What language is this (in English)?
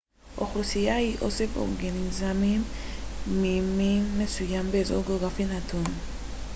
Hebrew